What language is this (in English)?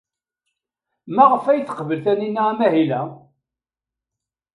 Kabyle